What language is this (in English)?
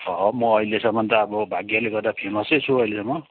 Nepali